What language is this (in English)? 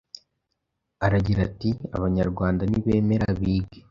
Kinyarwanda